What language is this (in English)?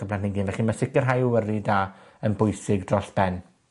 Welsh